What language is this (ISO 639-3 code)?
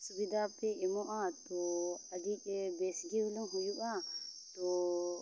sat